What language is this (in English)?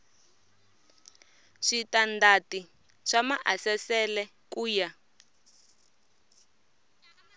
Tsonga